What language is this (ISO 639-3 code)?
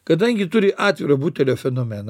lit